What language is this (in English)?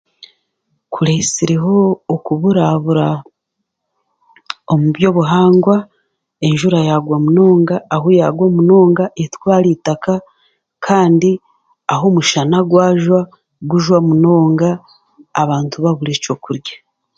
Chiga